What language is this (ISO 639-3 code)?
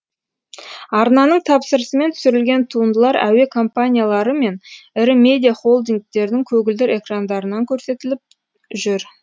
kaz